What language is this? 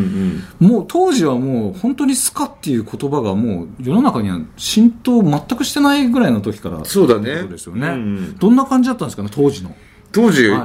Japanese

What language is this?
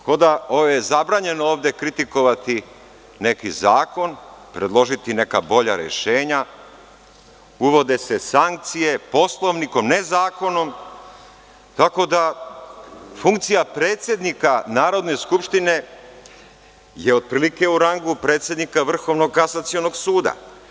Serbian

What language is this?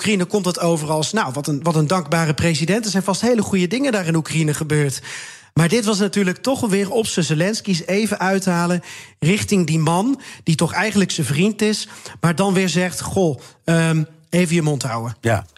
Dutch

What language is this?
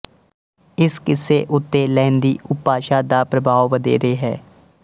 Punjabi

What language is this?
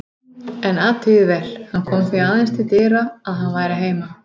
Icelandic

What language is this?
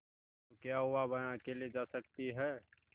Hindi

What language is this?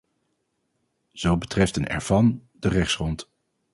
Dutch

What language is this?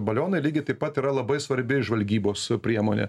Lithuanian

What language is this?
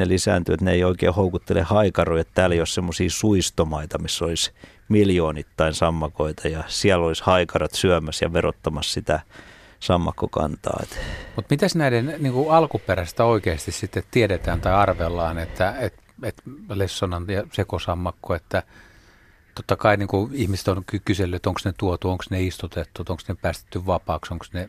Finnish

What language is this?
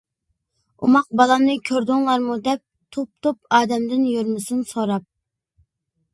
Uyghur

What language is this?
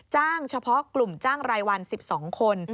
Thai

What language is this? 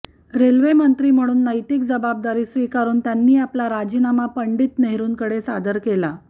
Marathi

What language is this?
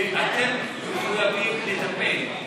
Hebrew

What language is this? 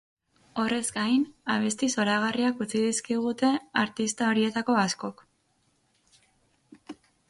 Basque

